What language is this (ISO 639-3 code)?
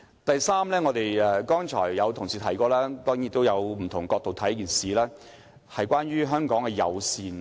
yue